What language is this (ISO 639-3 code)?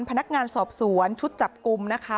tha